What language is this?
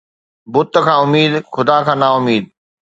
Sindhi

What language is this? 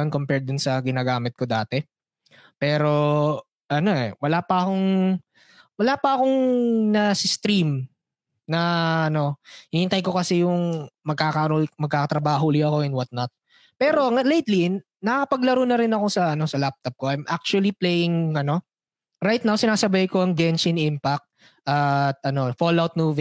Filipino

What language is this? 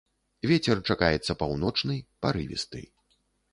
Belarusian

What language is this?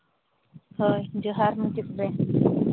Santali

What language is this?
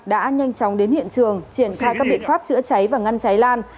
Vietnamese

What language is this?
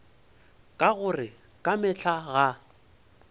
Northern Sotho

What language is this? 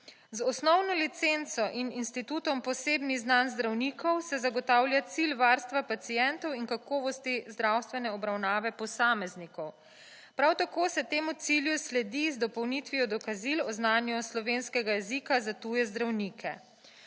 Slovenian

